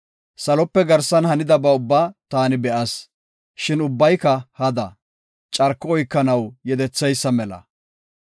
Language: Gofa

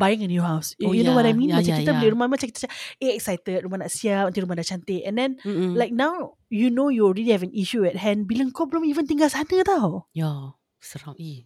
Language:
Malay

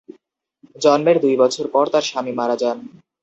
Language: Bangla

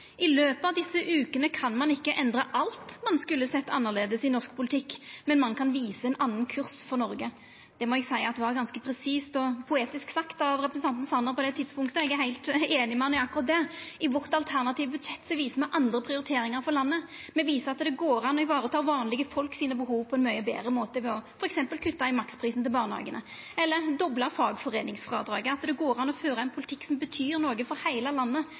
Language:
Norwegian Nynorsk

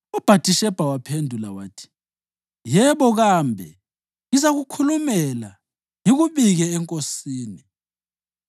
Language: North Ndebele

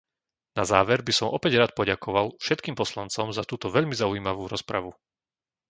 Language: Slovak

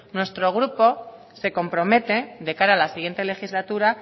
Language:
Spanish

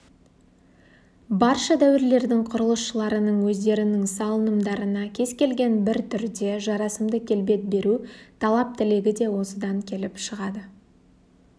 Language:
Kazakh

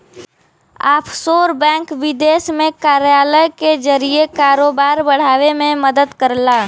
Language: Bhojpuri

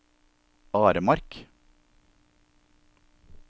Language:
Norwegian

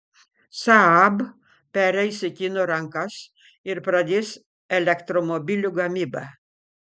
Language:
Lithuanian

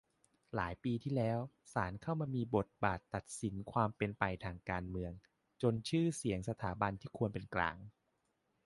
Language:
Thai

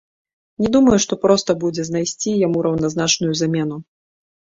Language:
Belarusian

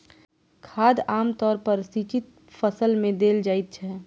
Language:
Maithili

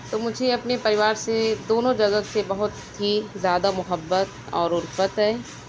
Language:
Urdu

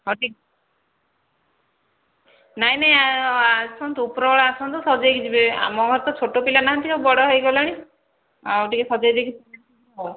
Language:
Odia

